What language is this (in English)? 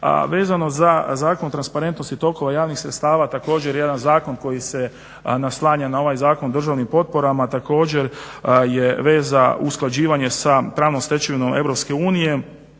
Croatian